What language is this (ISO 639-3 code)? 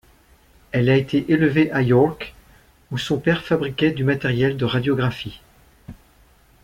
fra